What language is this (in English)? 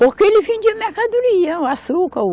Portuguese